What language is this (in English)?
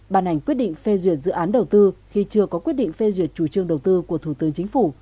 Vietnamese